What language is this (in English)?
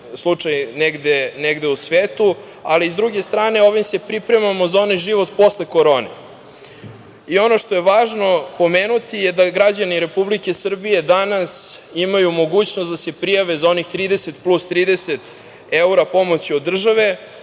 Serbian